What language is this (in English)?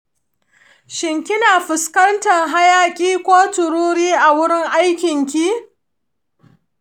Hausa